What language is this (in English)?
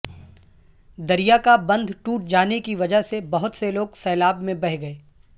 Urdu